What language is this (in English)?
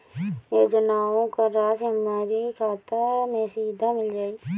Bhojpuri